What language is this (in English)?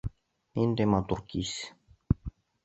Bashkir